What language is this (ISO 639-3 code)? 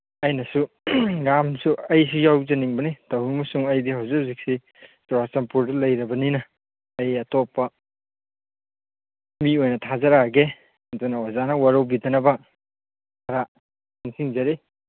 mni